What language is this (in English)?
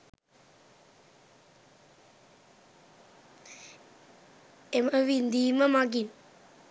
Sinhala